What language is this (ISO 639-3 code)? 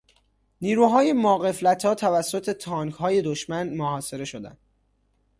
fas